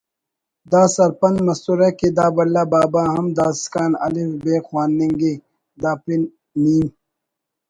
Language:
Brahui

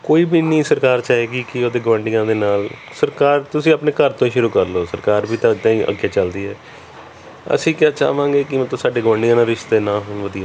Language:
Punjabi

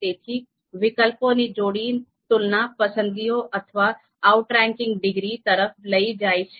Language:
Gujarati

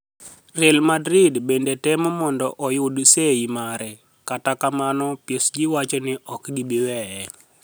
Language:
Luo (Kenya and Tanzania)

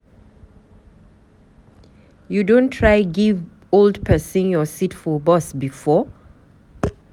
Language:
Nigerian Pidgin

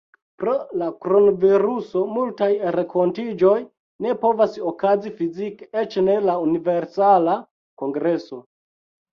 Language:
Esperanto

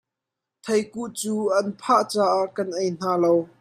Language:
Hakha Chin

